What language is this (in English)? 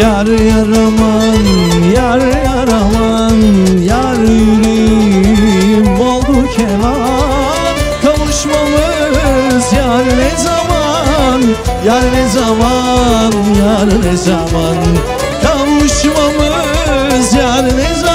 Turkish